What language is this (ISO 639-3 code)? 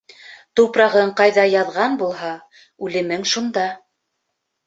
bak